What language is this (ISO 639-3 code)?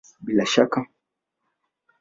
swa